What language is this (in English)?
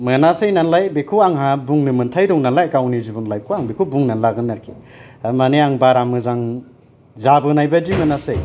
Bodo